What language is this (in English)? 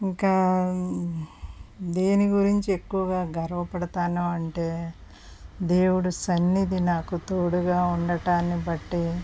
Telugu